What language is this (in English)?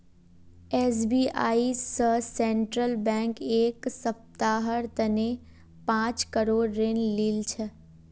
Magahi